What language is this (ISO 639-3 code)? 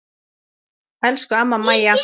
isl